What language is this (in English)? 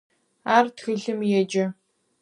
Adyghe